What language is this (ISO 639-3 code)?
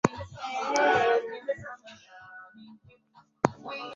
swa